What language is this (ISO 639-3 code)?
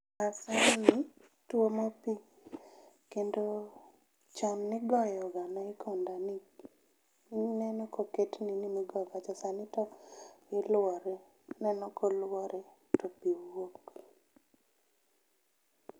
luo